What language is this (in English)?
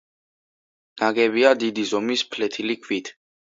Georgian